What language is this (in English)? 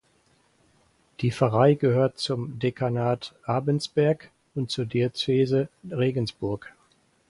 German